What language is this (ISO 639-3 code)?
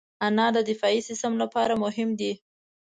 pus